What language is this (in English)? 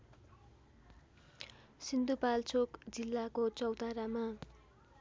Nepali